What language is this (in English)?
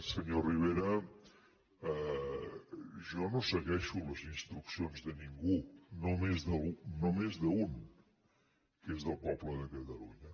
Catalan